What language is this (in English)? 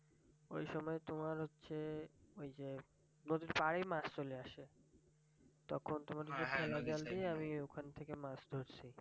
Bangla